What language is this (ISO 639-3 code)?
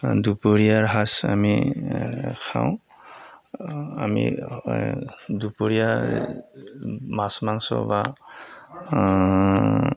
asm